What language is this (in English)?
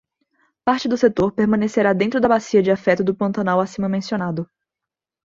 Portuguese